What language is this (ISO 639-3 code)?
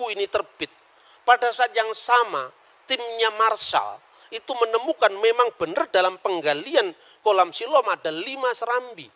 ind